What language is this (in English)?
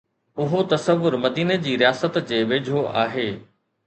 Sindhi